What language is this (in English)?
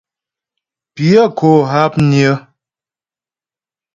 Ghomala